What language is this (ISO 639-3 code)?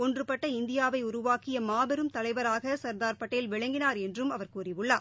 tam